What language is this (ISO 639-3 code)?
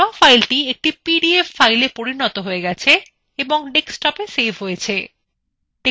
ben